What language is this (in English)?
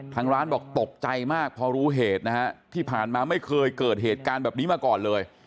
Thai